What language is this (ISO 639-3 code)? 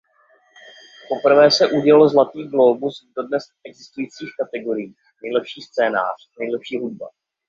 ces